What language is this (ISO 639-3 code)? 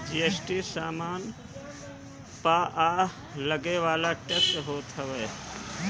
bho